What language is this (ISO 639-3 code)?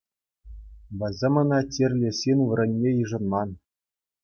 chv